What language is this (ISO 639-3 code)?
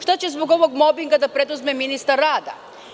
srp